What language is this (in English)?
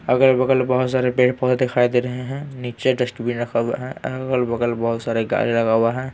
Hindi